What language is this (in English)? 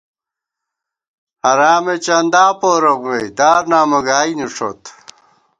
Gawar-Bati